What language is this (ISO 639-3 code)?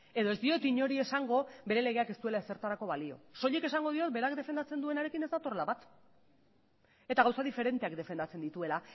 eus